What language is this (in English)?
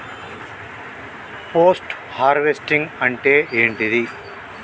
Telugu